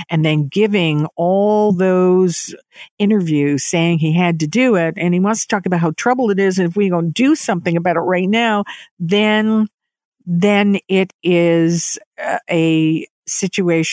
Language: English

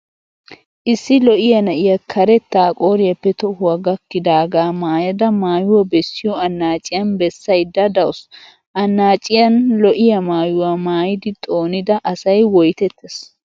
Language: Wolaytta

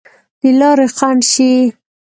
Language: Pashto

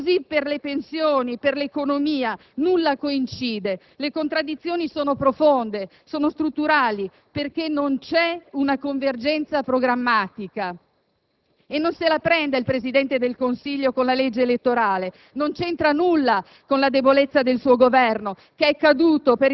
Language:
Italian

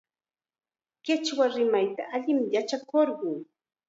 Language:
Chiquián Ancash Quechua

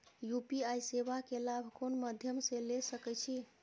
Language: Maithili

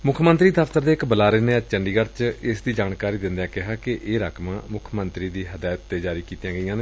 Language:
Punjabi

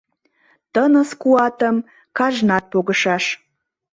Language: Mari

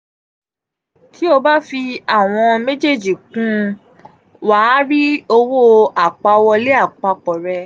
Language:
Yoruba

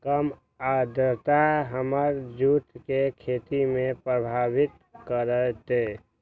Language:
Magahi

